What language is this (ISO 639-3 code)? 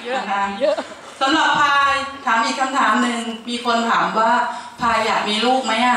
tha